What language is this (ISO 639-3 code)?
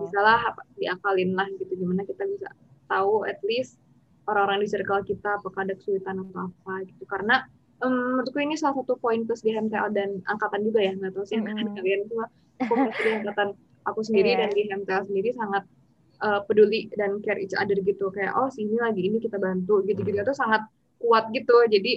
ind